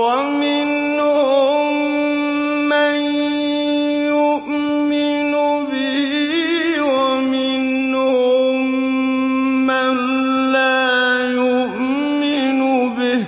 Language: Arabic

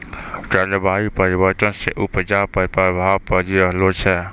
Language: Maithili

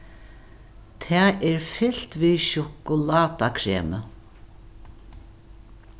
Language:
Faroese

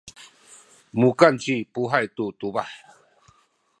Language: Sakizaya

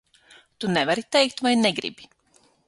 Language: Latvian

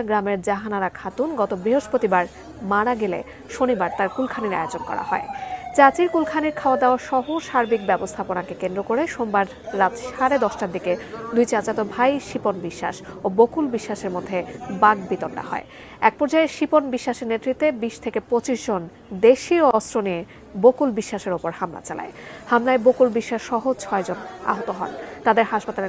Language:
Bangla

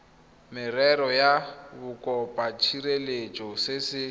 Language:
Tswana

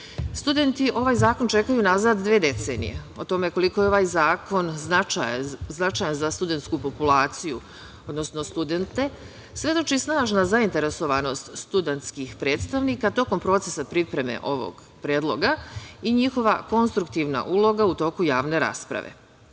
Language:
Serbian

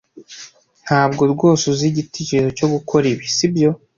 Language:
Kinyarwanda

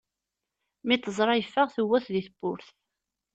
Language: Kabyle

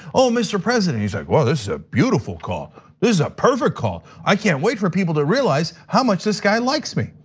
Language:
English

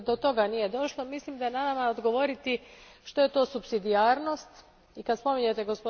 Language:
Croatian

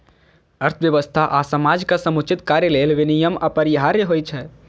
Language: Maithili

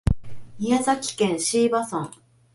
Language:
Japanese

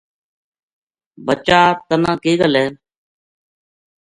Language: Gujari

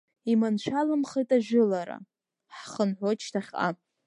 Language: Abkhazian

